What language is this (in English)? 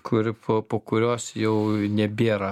Lithuanian